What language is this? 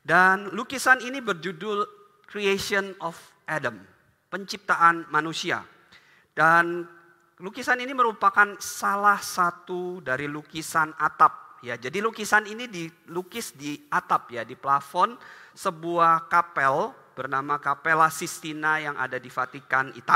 Indonesian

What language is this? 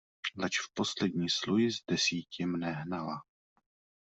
Czech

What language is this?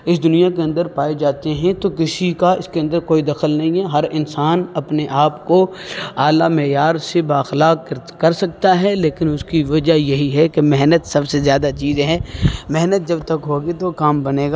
Urdu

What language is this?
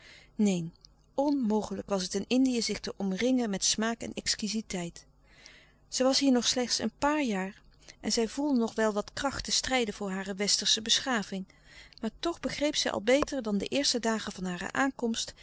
Dutch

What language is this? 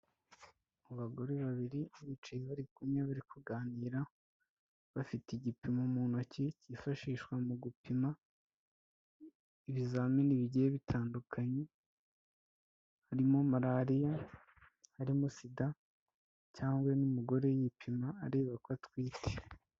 Kinyarwanda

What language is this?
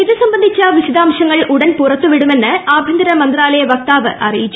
Malayalam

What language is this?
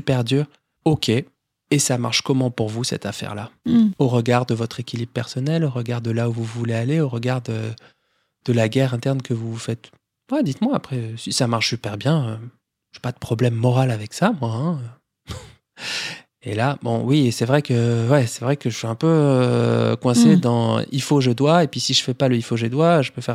French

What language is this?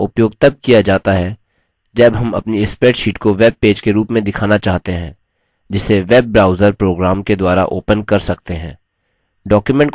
Hindi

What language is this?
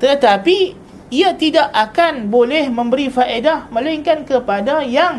Malay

